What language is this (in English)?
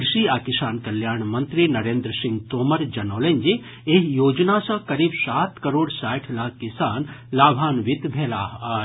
Maithili